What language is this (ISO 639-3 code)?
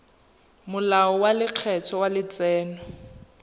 tsn